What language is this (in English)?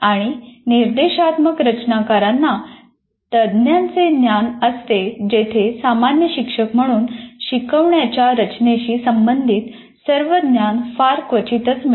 Marathi